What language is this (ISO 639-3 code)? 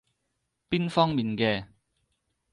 yue